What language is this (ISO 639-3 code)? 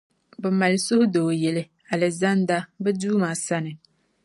dag